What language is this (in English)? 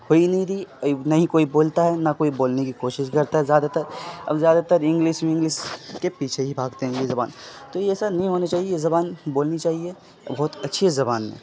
Urdu